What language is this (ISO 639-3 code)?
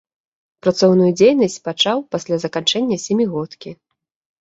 bel